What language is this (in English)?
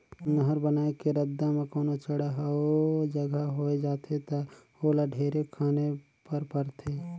Chhattisgarhi